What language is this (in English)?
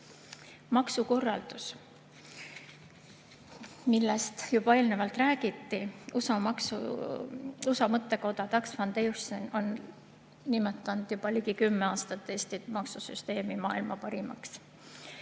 Estonian